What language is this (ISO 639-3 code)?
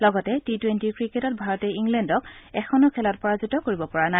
asm